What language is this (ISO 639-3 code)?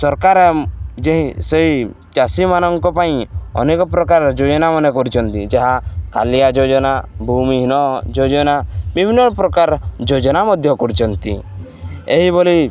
ori